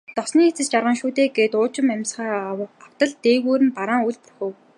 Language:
Mongolian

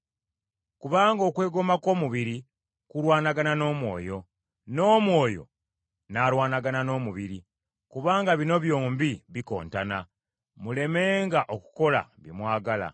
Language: Ganda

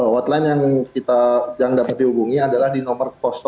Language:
Indonesian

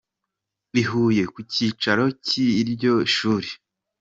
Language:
Kinyarwanda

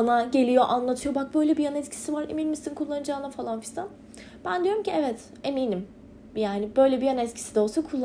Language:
Turkish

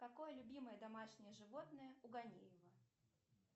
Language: Russian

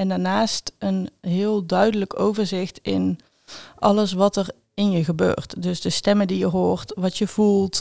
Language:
Dutch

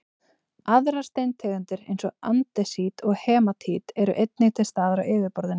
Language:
Icelandic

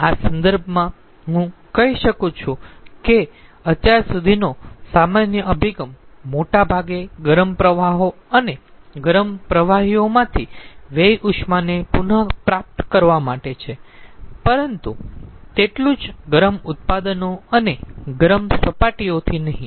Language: Gujarati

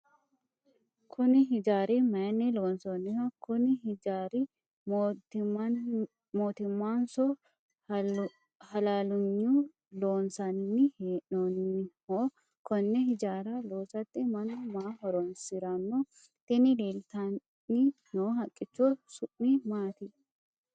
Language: Sidamo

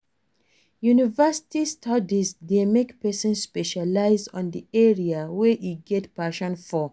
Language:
Nigerian Pidgin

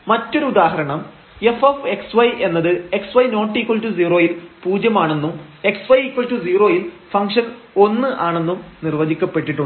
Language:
Malayalam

